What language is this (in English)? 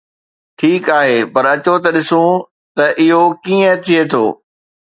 Sindhi